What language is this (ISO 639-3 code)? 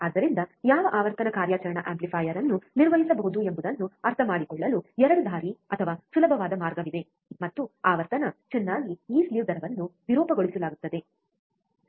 kan